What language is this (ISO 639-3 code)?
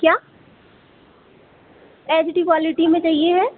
hin